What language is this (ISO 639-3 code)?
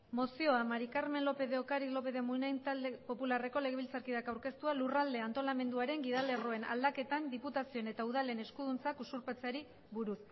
eus